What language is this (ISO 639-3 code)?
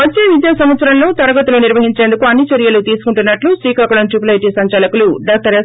tel